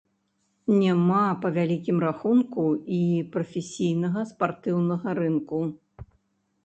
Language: Belarusian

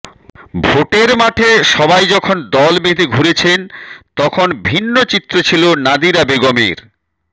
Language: Bangla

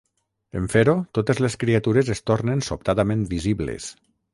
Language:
Catalan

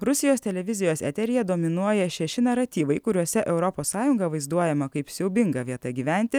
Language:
Lithuanian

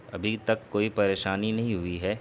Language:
Urdu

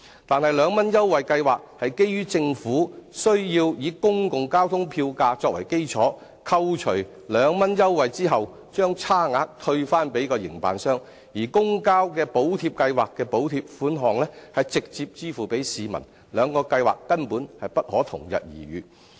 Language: Cantonese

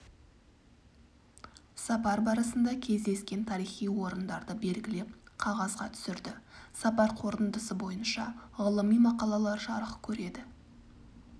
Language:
Kazakh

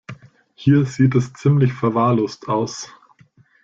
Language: German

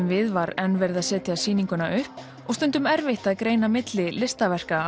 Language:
Icelandic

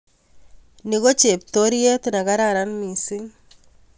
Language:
Kalenjin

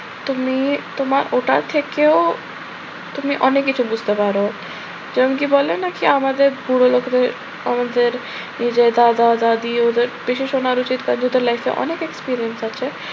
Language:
Bangla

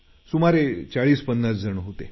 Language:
Marathi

